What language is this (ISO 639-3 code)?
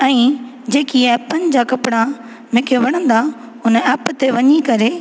snd